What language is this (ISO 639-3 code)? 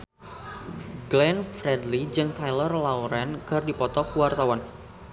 sun